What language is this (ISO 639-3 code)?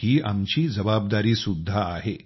mar